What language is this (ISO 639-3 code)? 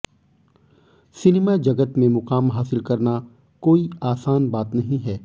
hin